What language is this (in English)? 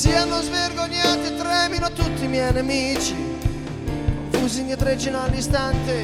Italian